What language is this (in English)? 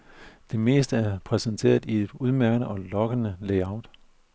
Danish